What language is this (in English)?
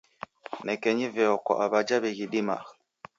Taita